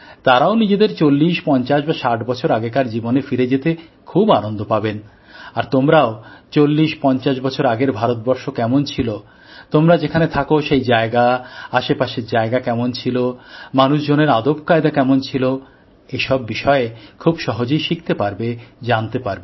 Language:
Bangla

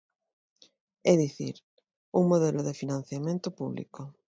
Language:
Galician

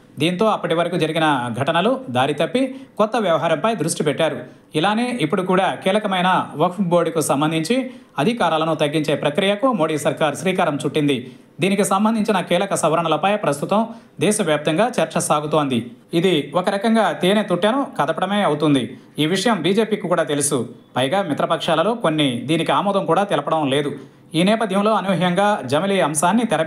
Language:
Telugu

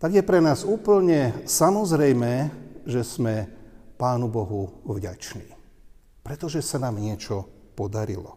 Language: Slovak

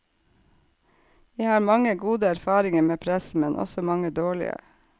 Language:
Norwegian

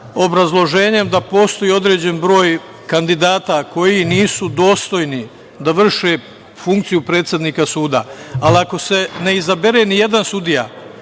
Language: Serbian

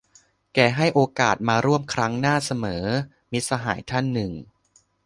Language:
Thai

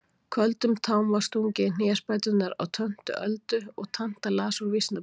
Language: Icelandic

